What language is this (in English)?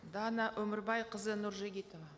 Kazakh